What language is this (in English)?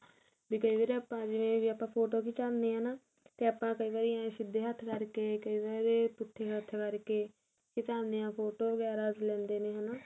Punjabi